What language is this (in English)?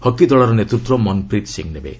Odia